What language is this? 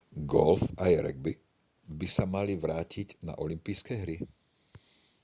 Slovak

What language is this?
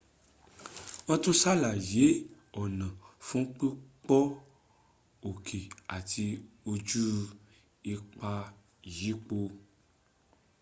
Yoruba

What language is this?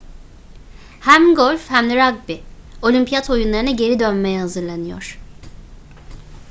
Turkish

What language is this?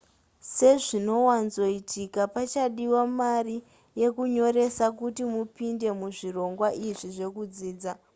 Shona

